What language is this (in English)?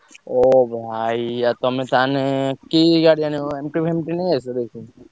Odia